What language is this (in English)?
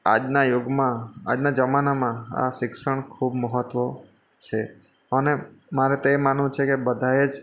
Gujarati